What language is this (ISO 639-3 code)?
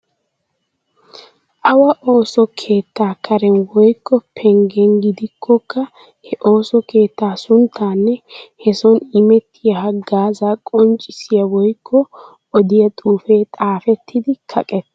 wal